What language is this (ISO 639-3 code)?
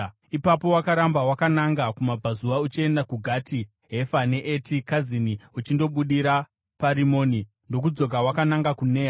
sna